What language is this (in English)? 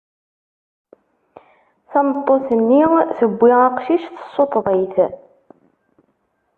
Kabyle